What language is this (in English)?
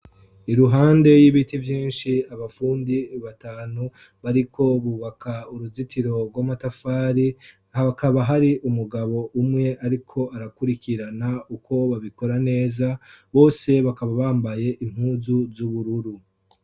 Rundi